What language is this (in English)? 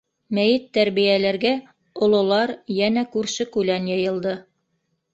Bashkir